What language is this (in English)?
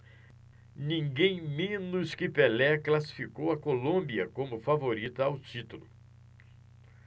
Portuguese